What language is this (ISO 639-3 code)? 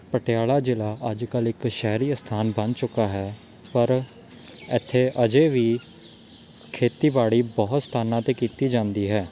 pan